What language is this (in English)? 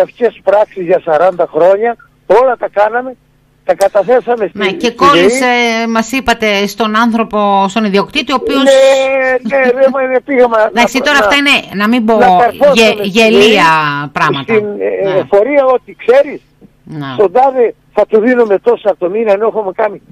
Greek